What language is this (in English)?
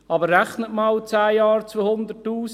Swiss German